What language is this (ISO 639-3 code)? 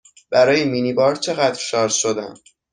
fas